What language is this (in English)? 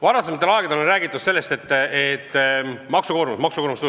Estonian